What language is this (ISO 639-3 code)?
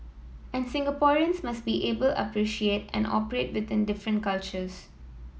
eng